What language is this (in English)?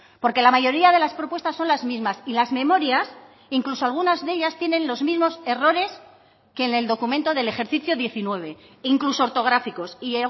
Spanish